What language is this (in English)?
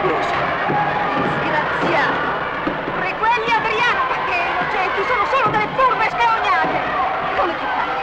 Italian